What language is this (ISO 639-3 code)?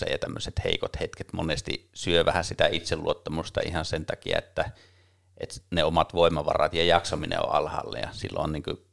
fin